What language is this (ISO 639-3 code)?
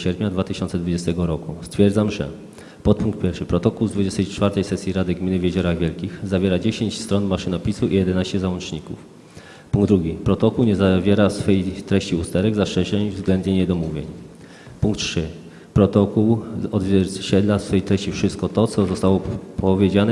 pol